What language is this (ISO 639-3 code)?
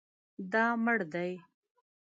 pus